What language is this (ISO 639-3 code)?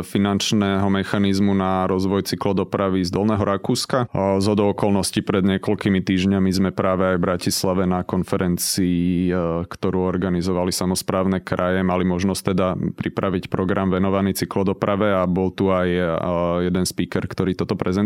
slk